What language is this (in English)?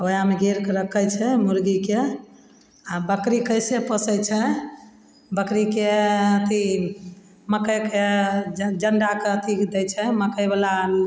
Maithili